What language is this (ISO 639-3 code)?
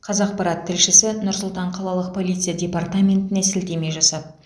kaz